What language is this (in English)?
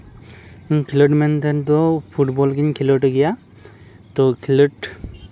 Santali